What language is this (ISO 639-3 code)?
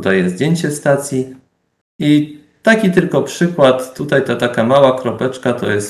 pol